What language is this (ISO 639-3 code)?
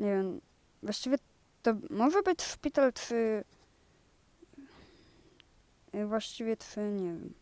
pol